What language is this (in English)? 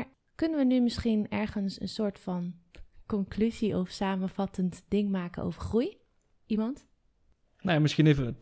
Dutch